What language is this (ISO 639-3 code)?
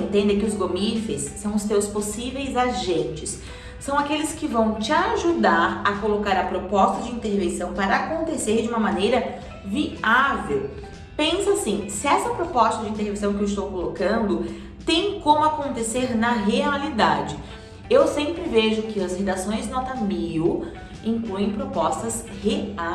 por